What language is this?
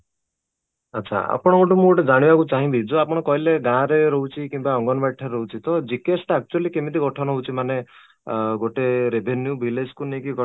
Odia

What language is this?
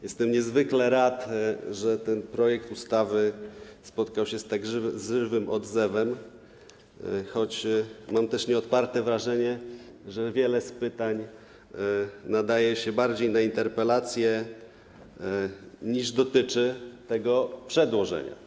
Polish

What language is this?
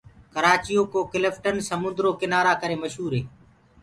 Gurgula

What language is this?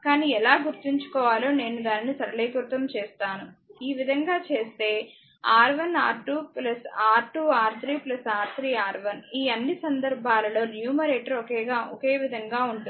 Telugu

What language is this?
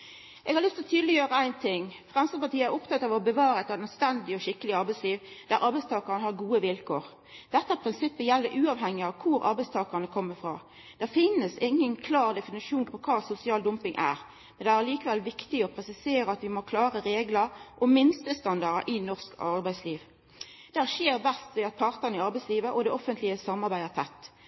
Norwegian Nynorsk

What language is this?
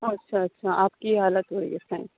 Urdu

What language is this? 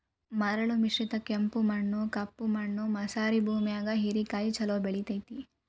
Kannada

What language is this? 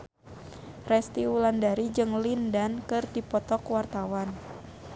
Sundanese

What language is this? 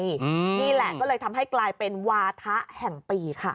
Thai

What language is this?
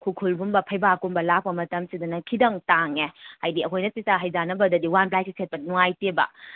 Manipuri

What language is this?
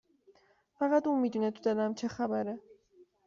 Persian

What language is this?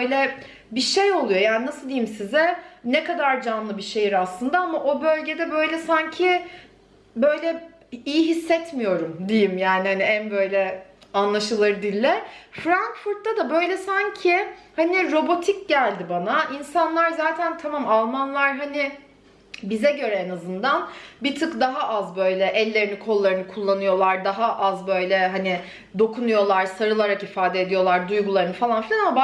Turkish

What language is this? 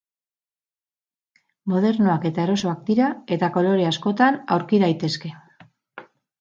Basque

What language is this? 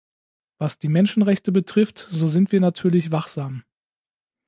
German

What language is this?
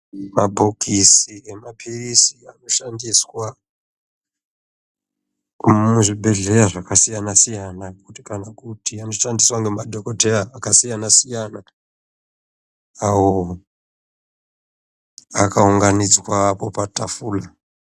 Ndau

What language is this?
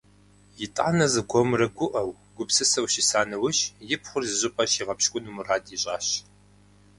Kabardian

